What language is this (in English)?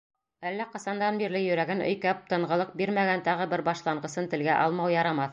Bashkir